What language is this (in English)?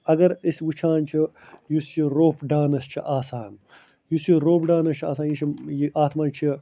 Kashmiri